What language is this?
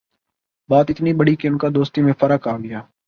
Urdu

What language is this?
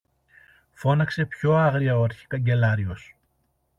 Greek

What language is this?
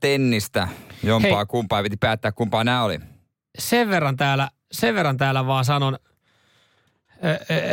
Finnish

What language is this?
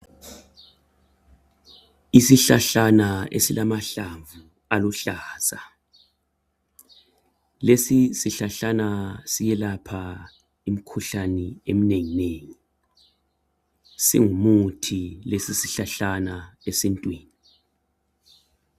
North Ndebele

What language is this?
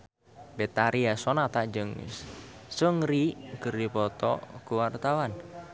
Sundanese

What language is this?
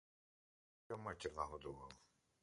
Ukrainian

